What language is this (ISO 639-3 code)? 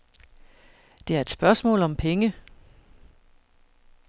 dan